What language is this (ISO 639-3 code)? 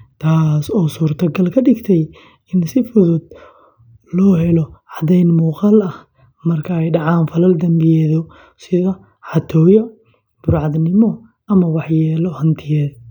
som